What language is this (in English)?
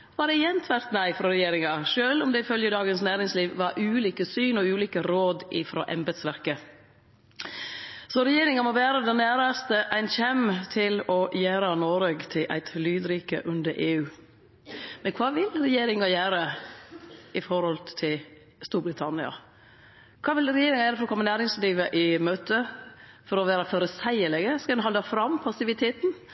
Norwegian Nynorsk